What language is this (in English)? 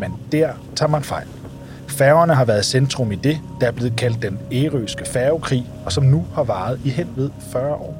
Danish